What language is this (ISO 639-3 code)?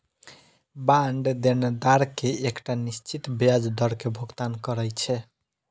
mai